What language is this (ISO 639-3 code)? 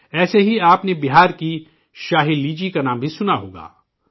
urd